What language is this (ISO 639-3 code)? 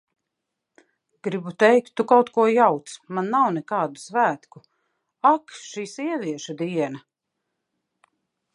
lav